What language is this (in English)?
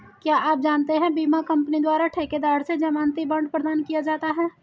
Hindi